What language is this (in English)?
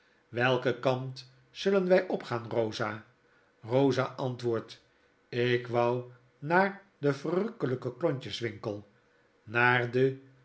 Dutch